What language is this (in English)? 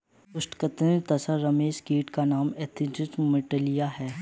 Hindi